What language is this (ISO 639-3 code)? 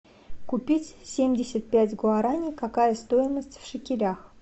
rus